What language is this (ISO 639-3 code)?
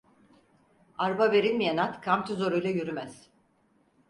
tur